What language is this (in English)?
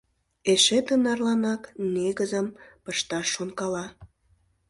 Mari